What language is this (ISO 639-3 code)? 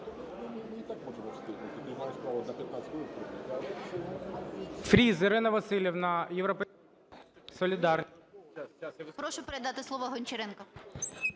ukr